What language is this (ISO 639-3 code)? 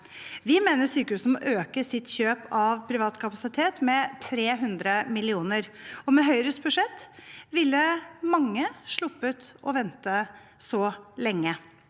nor